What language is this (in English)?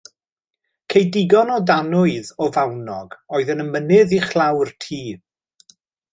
Welsh